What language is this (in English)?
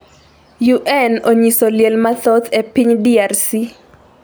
Luo (Kenya and Tanzania)